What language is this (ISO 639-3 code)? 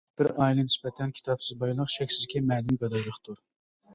uig